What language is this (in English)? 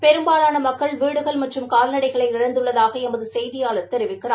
Tamil